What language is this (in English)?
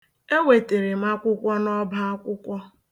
Igbo